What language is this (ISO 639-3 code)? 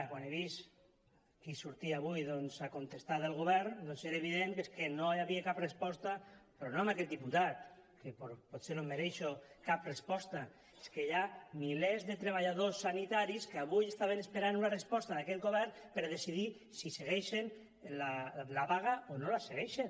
cat